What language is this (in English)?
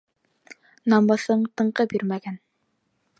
Bashkir